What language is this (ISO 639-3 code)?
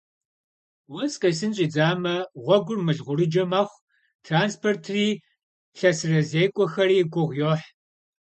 kbd